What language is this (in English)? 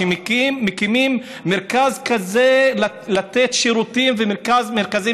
Hebrew